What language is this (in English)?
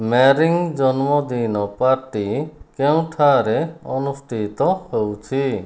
Odia